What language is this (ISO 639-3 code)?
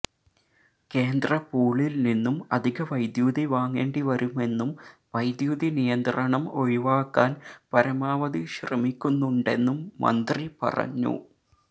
mal